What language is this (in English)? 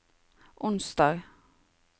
Norwegian